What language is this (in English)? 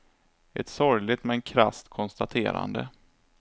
Swedish